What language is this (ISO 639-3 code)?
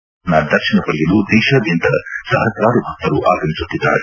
kan